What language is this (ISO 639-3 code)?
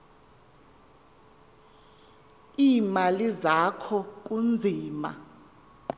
xho